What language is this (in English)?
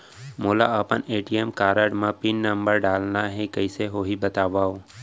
Chhattisgarhi